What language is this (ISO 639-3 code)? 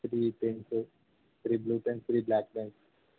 tel